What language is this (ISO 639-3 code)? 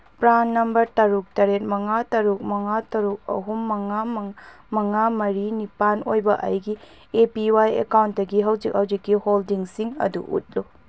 mni